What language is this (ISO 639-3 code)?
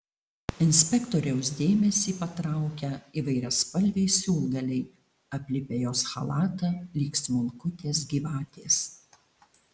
lit